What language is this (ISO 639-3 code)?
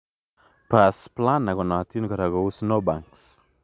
kln